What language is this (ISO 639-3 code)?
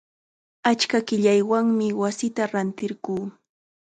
qxa